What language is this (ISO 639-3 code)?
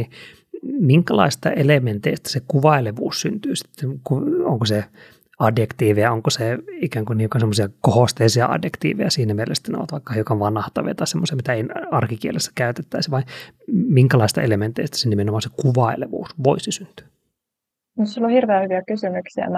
fin